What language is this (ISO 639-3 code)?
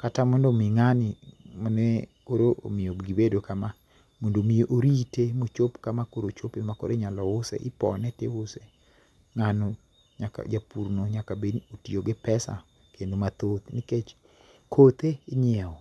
luo